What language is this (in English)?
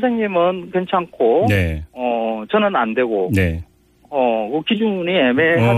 Korean